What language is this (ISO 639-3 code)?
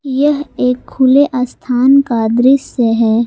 hin